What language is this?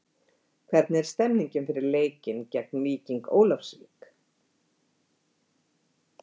Icelandic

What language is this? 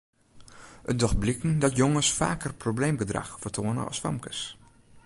Western Frisian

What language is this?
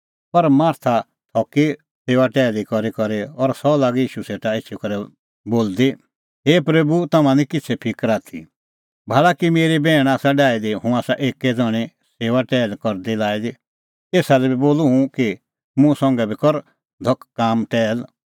Kullu Pahari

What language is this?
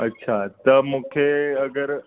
Sindhi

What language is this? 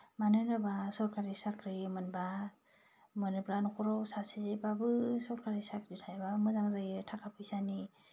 Bodo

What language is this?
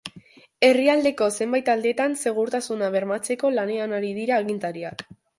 Basque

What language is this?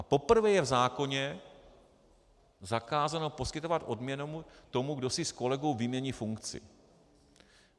Czech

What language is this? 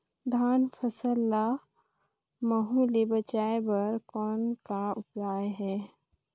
Chhattisgarhi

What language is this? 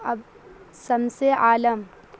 Urdu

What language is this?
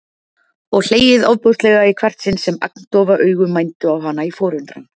Icelandic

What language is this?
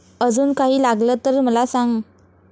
Marathi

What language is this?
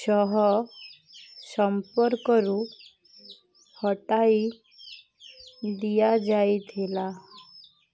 Odia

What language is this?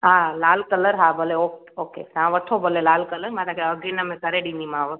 Sindhi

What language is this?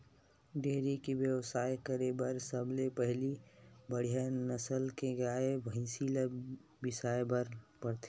Chhattisgarhi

